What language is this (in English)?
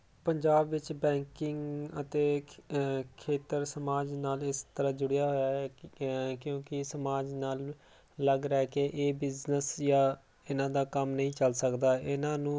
Punjabi